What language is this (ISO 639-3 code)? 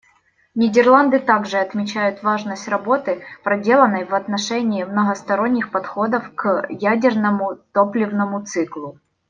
rus